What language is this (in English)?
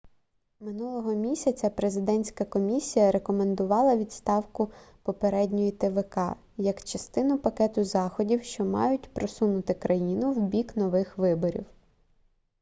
Ukrainian